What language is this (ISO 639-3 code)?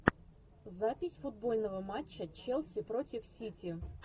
rus